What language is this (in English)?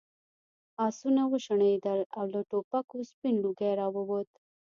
Pashto